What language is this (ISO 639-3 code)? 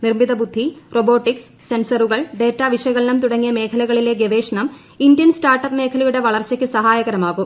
mal